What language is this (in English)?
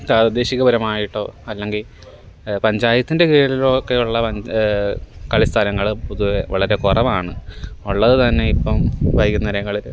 Malayalam